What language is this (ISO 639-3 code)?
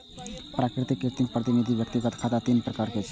mai